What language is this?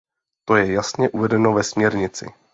Czech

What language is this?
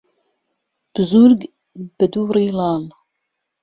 Central Kurdish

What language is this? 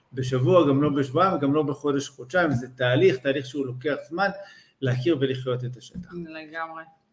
Hebrew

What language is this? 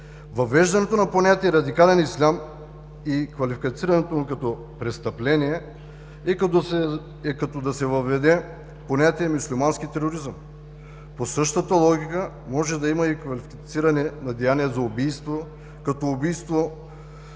Bulgarian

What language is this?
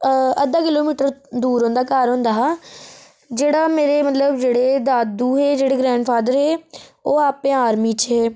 Dogri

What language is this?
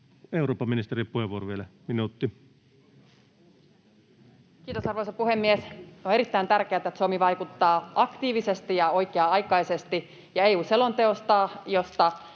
Finnish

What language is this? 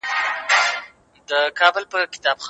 Pashto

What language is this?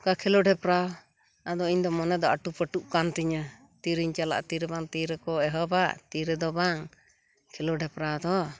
Santali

